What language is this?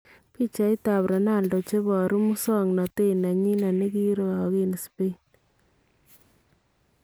Kalenjin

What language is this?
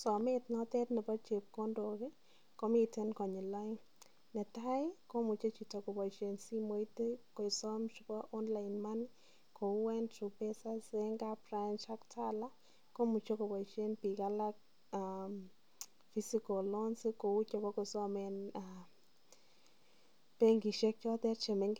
Kalenjin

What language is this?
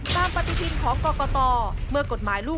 Thai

